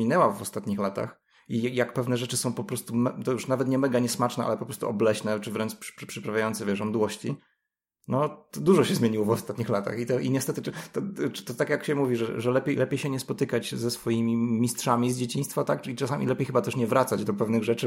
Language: Polish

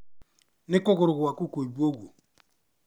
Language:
Kikuyu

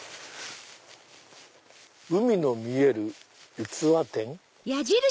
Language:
Japanese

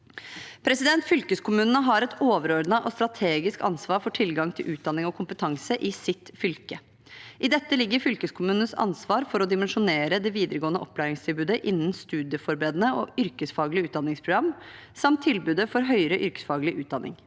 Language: Norwegian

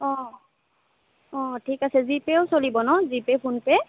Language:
Assamese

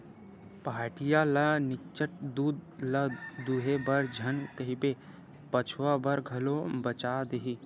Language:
Chhattisgarhi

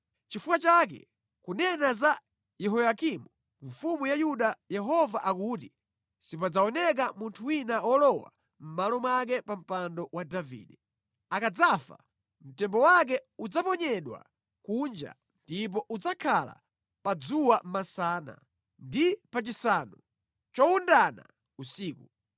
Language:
Nyanja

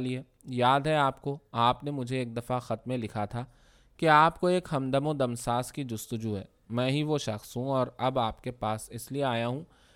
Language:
Urdu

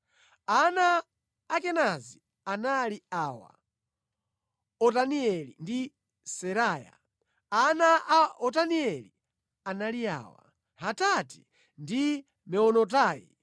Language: Nyanja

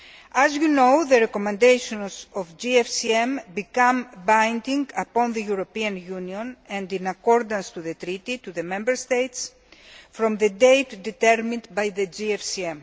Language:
English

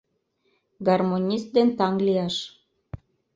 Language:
Mari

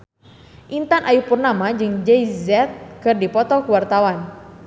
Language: Sundanese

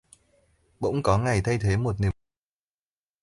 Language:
Vietnamese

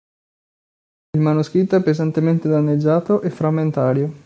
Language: Italian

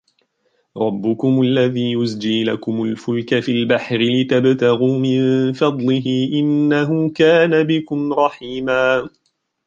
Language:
Arabic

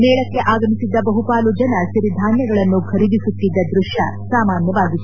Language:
Kannada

